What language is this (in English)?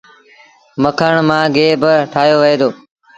Sindhi Bhil